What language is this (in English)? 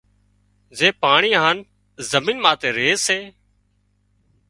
Wadiyara Koli